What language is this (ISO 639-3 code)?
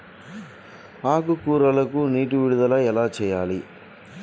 tel